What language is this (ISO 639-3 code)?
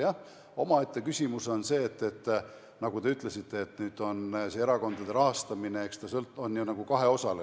est